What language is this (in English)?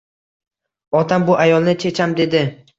Uzbek